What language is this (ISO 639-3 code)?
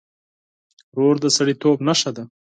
pus